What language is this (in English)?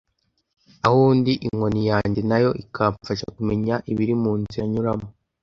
Kinyarwanda